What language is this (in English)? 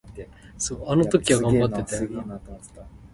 Min Nan Chinese